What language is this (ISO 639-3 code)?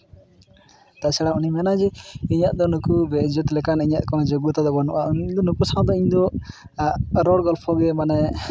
sat